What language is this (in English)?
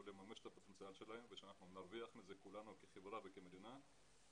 Hebrew